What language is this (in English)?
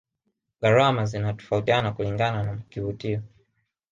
Swahili